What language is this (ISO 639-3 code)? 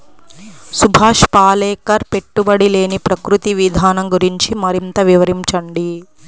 tel